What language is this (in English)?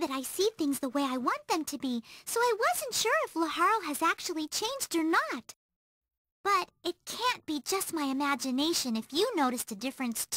English